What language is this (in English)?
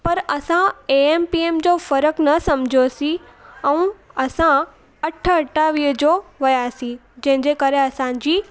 Sindhi